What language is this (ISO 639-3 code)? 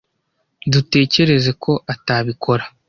kin